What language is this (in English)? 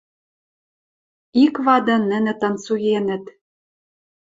Western Mari